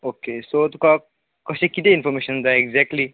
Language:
Konkani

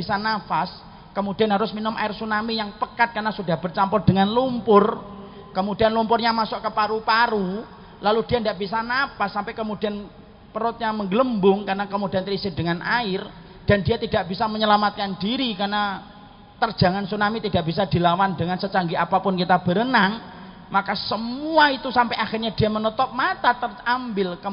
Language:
Indonesian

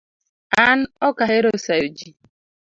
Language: Luo (Kenya and Tanzania)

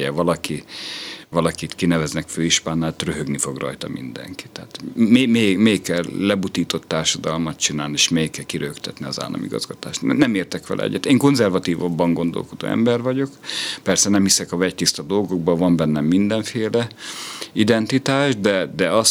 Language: Hungarian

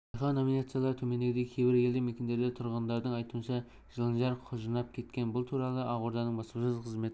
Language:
Kazakh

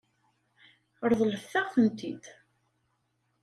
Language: Kabyle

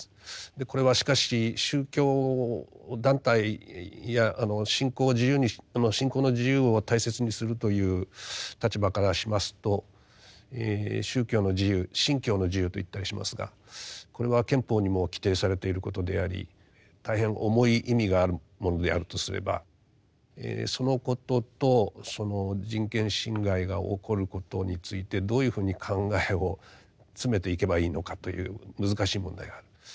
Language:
Japanese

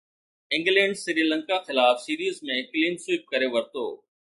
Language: Sindhi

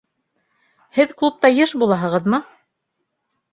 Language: Bashkir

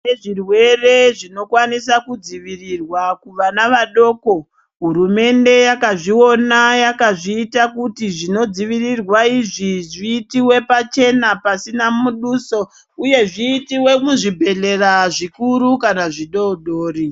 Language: Ndau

